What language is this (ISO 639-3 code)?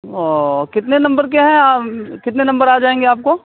urd